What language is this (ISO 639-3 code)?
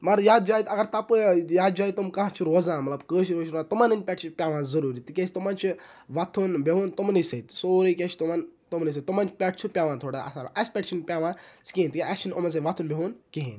kas